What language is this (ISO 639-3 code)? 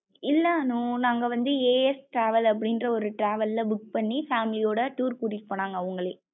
tam